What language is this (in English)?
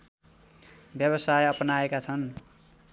Nepali